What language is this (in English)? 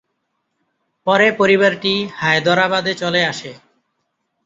Bangla